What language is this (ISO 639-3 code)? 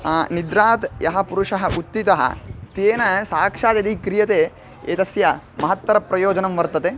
san